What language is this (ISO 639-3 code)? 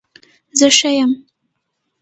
pus